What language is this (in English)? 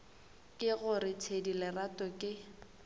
Northern Sotho